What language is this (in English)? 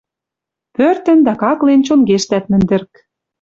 Western Mari